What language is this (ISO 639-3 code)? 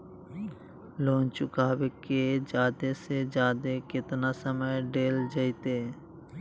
mag